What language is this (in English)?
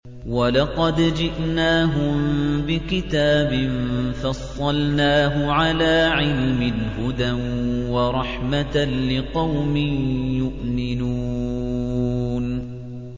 Arabic